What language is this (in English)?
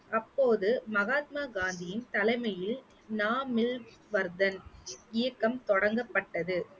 Tamil